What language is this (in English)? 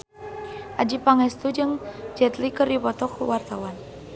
Sundanese